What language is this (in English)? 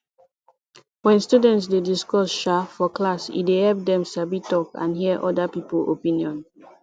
Nigerian Pidgin